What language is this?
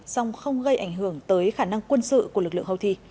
Vietnamese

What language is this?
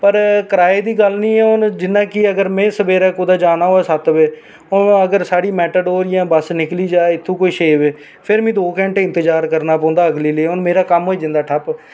Dogri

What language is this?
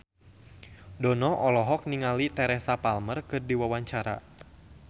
Sundanese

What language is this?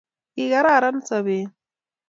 Kalenjin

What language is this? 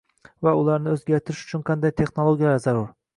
Uzbek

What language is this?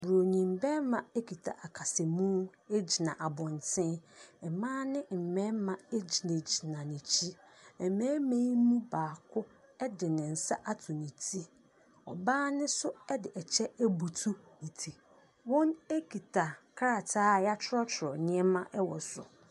Akan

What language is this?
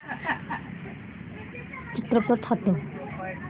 Marathi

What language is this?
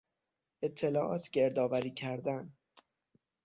Persian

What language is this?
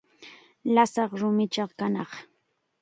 Chiquián Ancash Quechua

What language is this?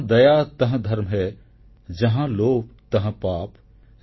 Odia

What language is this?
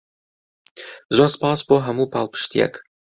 Central Kurdish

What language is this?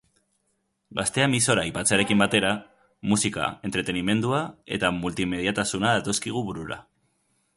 Basque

